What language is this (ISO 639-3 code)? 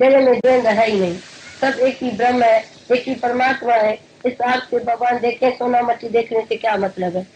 hin